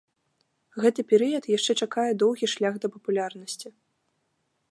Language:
Belarusian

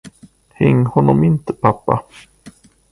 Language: Swedish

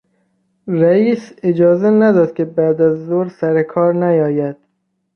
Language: Persian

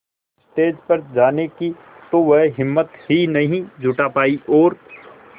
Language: Hindi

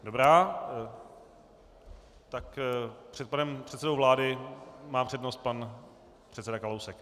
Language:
Czech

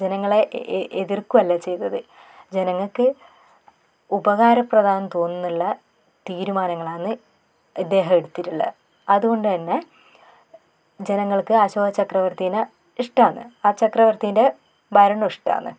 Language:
Malayalam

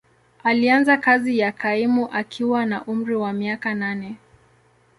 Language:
Swahili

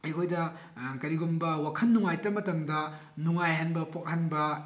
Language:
Manipuri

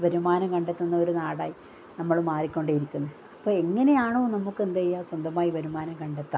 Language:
Malayalam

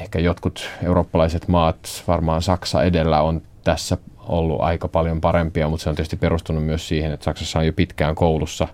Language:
Finnish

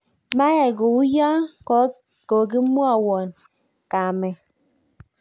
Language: Kalenjin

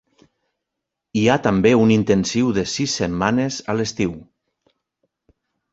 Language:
Catalan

